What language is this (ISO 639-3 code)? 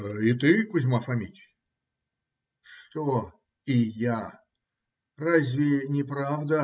rus